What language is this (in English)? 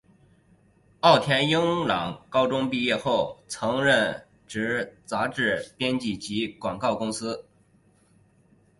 Chinese